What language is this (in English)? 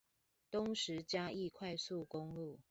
Chinese